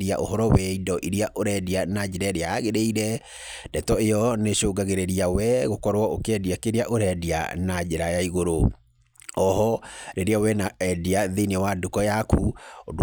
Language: Kikuyu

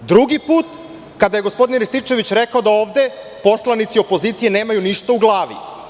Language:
Serbian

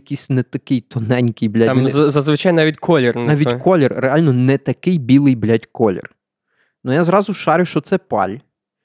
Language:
Ukrainian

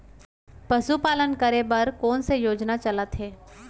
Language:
Chhattisgarhi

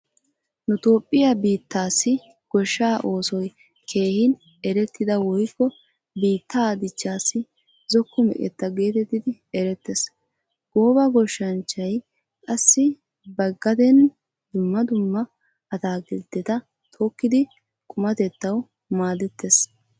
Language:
Wolaytta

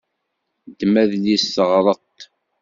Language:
Kabyle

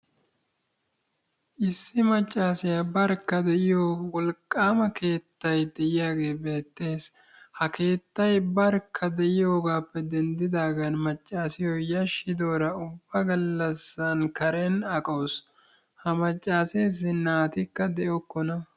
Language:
Wolaytta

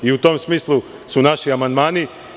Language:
Serbian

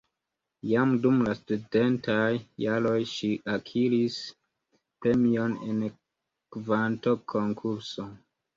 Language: Esperanto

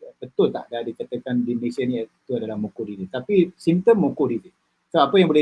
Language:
Malay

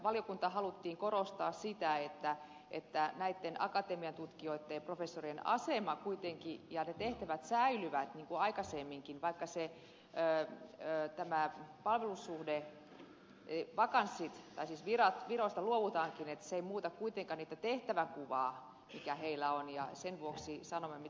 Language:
Finnish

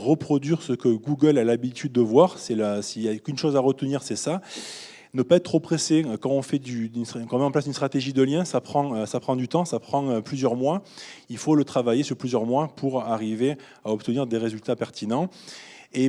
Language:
French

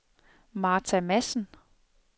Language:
Danish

